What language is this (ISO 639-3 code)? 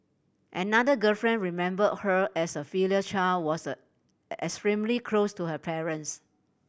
eng